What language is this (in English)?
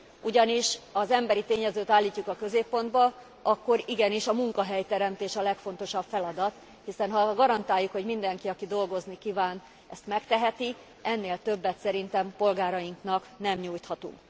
Hungarian